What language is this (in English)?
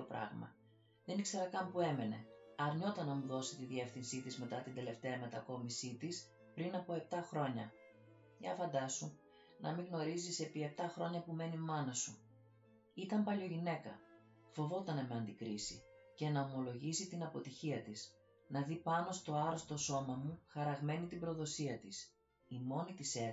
Greek